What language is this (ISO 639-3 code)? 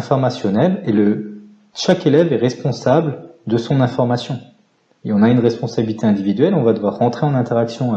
fra